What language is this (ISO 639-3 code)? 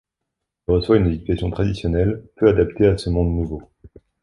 fra